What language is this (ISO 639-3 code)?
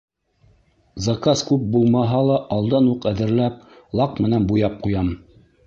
bak